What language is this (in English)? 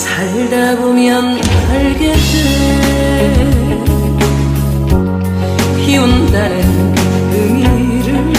Korean